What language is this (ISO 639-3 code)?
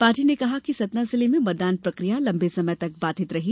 hin